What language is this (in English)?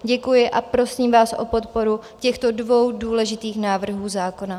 Czech